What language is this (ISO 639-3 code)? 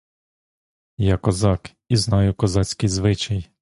ukr